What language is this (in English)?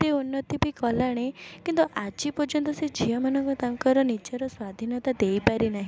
Odia